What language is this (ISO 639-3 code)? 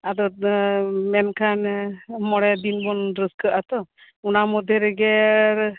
sat